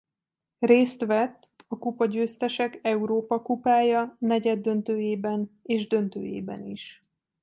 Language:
Hungarian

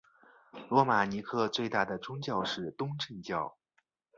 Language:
Chinese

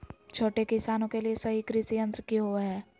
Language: Magahi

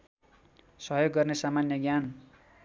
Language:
Nepali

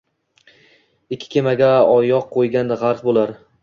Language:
Uzbek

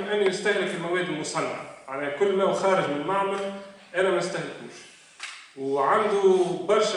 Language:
Arabic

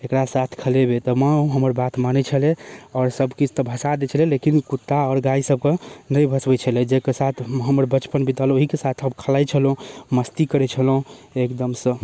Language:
Maithili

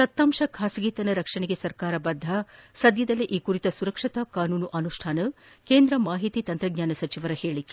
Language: Kannada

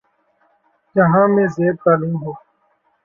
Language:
Urdu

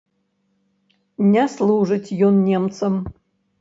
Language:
Belarusian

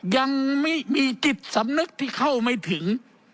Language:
Thai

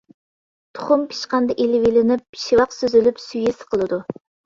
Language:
Uyghur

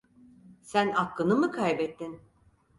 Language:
Turkish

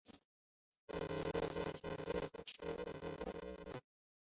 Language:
Chinese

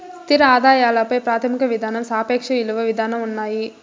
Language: Telugu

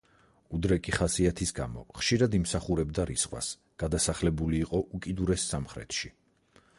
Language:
Georgian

